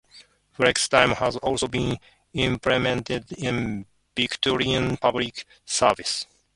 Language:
English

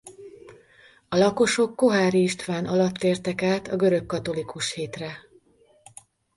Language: Hungarian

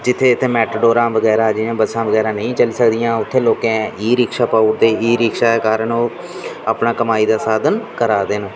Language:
Dogri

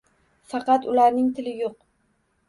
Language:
Uzbek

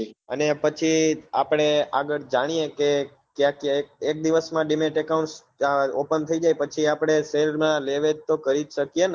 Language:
Gujarati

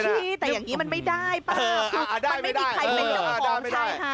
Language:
Thai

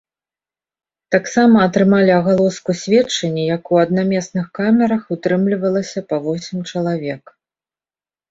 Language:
Belarusian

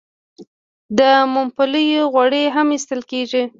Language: Pashto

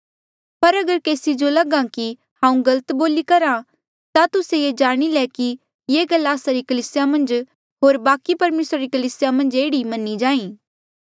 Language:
Mandeali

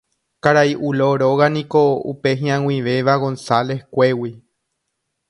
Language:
Guarani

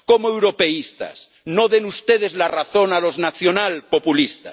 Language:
Spanish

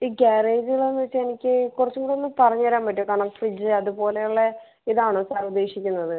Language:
Malayalam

